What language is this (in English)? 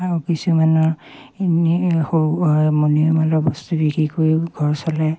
Assamese